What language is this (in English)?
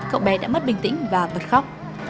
Vietnamese